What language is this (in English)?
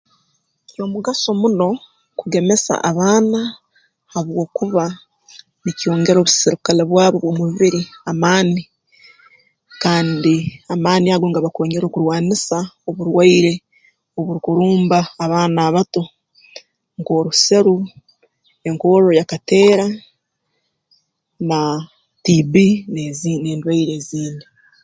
Tooro